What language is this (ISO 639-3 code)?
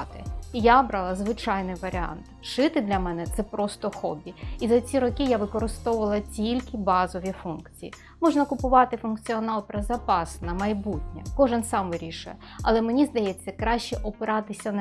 ukr